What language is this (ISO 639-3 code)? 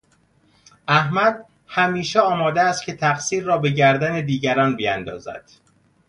fas